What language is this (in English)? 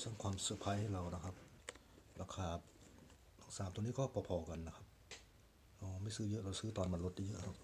Thai